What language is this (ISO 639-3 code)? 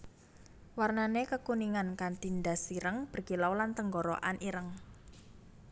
jav